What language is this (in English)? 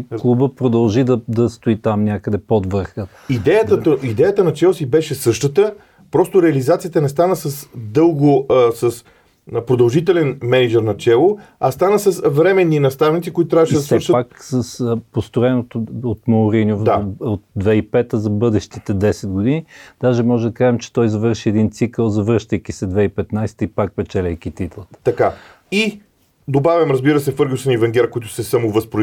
Bulgarian